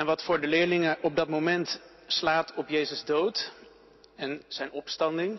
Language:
Dutch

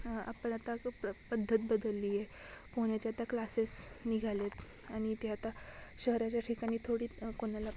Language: Marathi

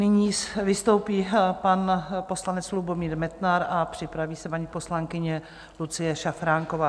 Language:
Czech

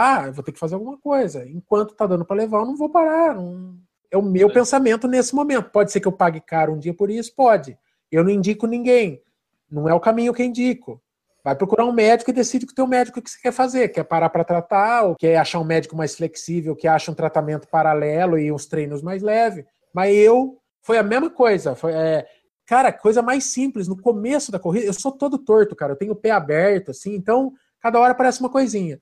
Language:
Portuguese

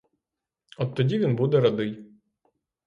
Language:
Ukrainian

